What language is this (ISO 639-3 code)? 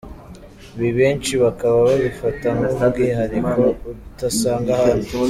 kin